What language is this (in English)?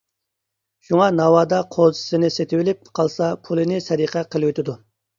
Uyghur